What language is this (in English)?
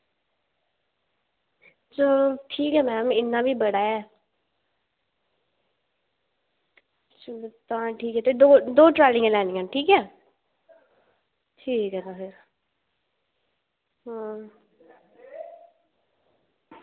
Dogri